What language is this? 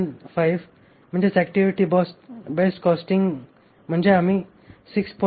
Marathi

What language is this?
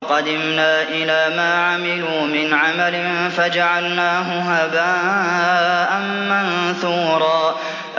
Arabic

